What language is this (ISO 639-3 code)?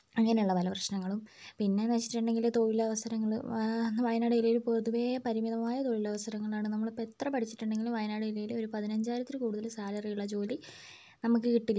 mal